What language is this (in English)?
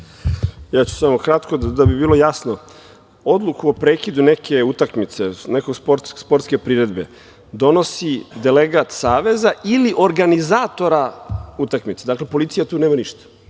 Serbian